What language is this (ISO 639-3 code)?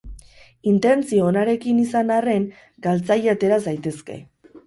eus